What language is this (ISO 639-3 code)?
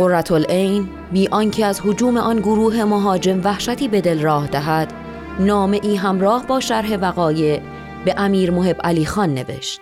fas